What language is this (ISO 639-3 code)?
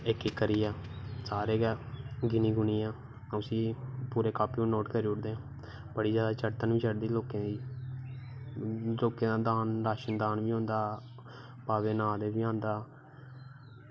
doi